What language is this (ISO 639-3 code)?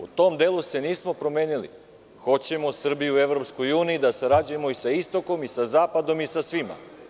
srp